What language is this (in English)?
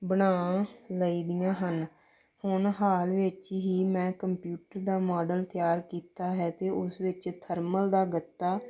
Punjabi